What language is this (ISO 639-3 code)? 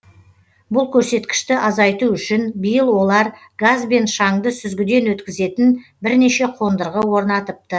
kaz